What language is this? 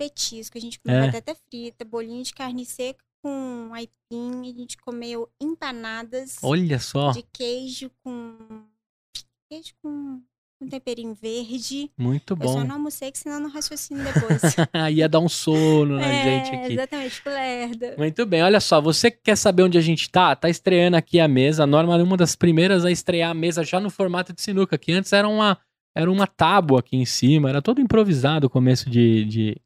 Portuguese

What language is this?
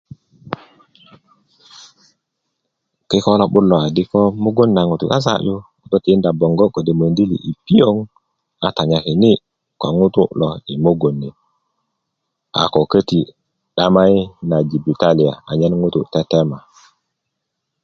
Kuku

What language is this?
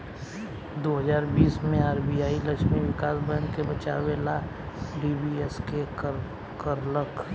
Bhojpuri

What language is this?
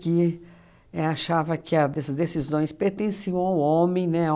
Portuguese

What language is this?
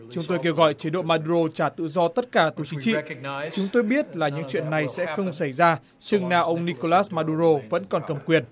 Vietnamese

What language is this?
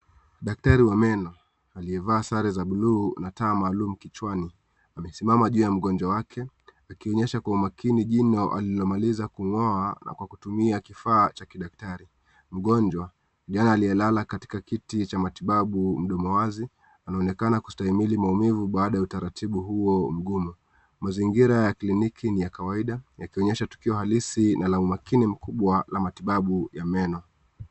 Swahili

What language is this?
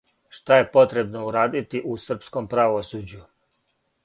Serbian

